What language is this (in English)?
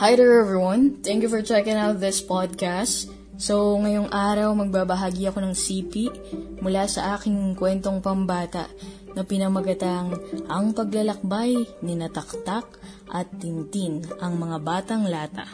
Filipino